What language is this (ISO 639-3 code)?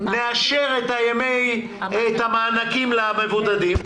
heb